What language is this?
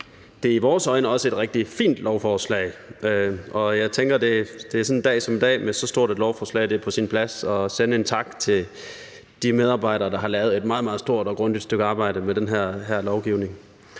Danish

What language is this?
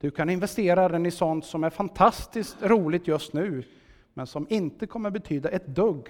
Swedish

